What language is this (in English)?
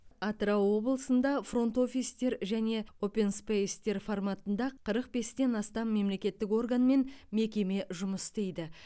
Kazakh